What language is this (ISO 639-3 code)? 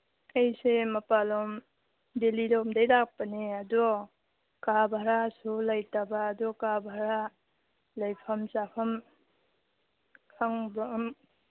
mni